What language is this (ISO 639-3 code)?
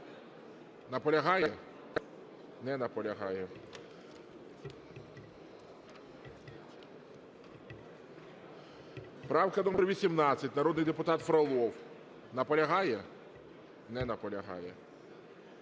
ukr